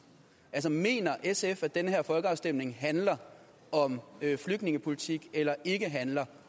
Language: Danish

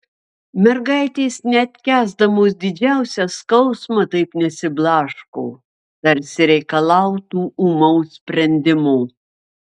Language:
Lithuanian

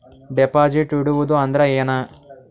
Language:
Kannada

